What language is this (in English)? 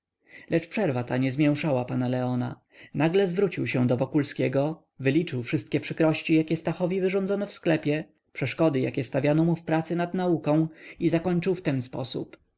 Polish